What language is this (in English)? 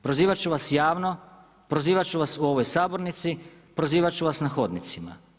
Croatian